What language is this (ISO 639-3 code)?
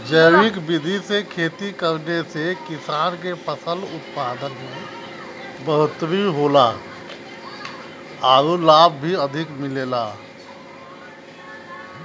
bho